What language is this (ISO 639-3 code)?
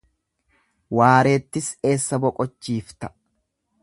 orm